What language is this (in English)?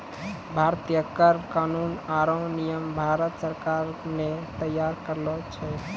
Maithili